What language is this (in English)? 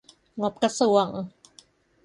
Thai